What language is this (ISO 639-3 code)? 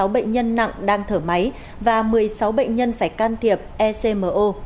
vie